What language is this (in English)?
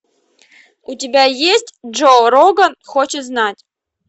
Russian